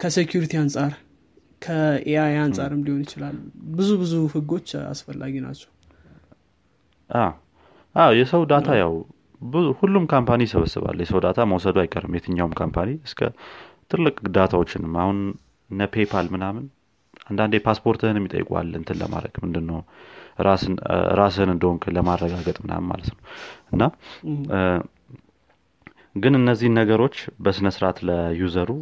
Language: Amharic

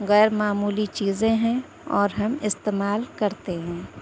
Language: Urdu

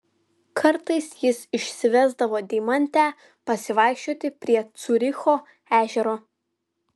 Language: Lithuanian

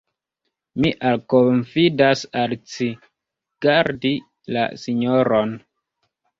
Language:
Esperanto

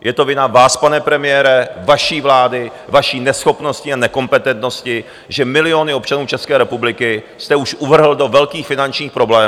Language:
Czech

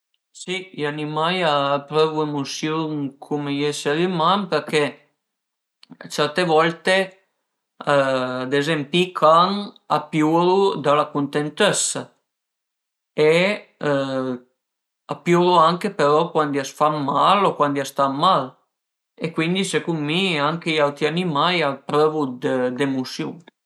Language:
Piedmontese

